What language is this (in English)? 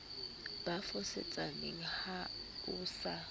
Southern Sotho